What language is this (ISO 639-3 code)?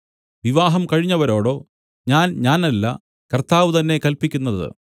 mal